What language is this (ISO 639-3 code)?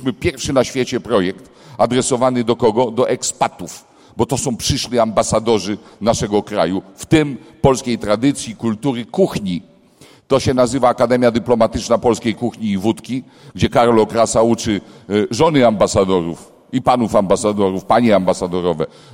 pol